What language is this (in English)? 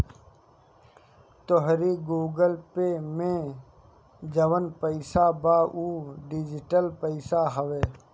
Bhojpuri